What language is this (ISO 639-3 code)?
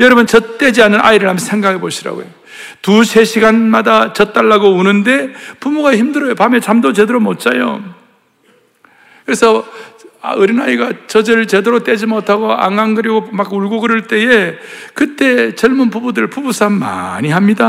kor